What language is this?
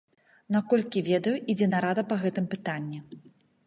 Belarusian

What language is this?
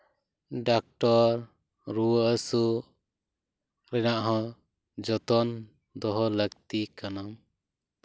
Santali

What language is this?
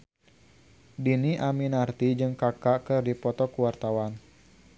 Sundanese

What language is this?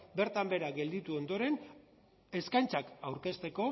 Basque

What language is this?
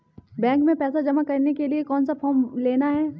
Hindi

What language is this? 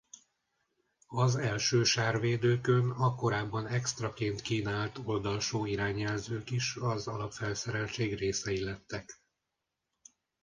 Hungarian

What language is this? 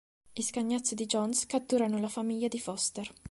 Italian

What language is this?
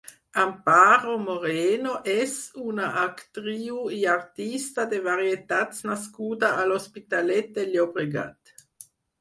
Catalan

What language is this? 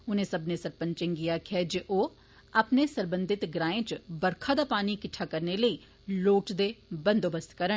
Dogri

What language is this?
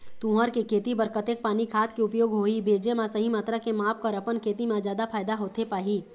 Chhattisgarhi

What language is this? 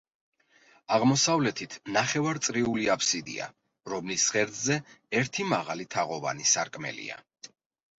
Georgian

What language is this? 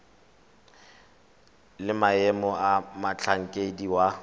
Tswana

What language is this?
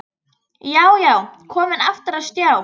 Icelandic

